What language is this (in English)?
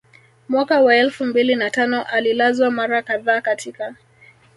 Swahili